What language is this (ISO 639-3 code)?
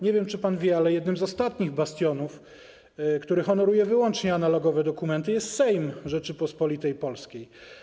pol